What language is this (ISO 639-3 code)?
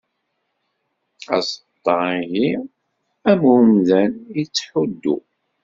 kab